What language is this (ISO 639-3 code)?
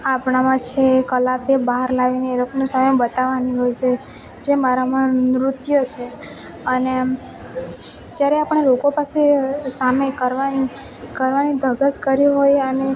guj